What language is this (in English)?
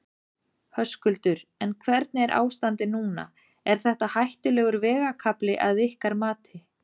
Icelandic